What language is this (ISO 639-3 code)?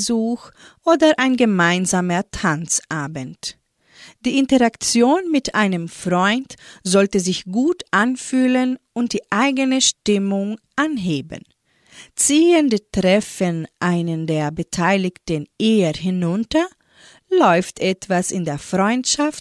deu